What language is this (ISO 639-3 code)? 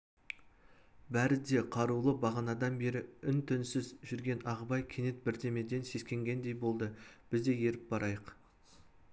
kaz